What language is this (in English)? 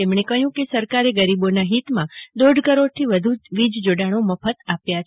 Gujarati